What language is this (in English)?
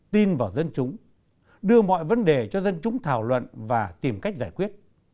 Vietnamese